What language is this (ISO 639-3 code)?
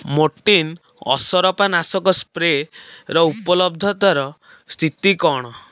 ori